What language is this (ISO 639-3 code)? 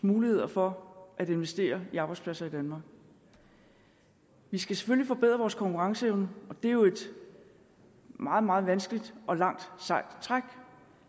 dan